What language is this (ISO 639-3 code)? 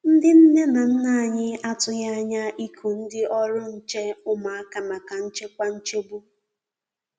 ibo